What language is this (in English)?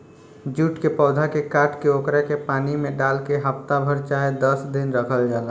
Bhojpuri